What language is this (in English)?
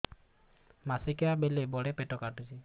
Odia